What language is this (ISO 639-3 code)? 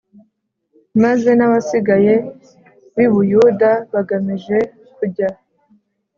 kin